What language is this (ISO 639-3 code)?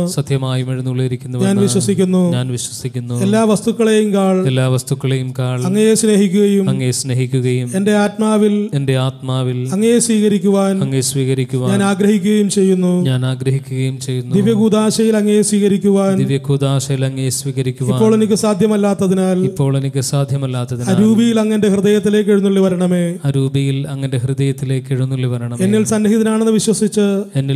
mal